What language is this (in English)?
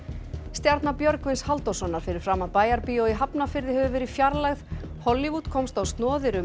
Icelandic